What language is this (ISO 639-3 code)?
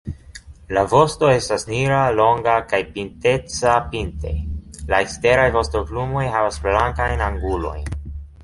epo